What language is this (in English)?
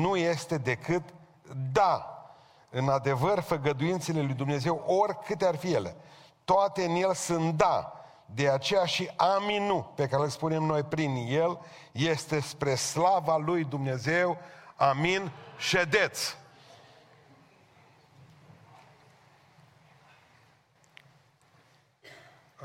Romanian